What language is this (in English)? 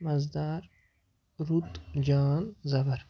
Kashmiri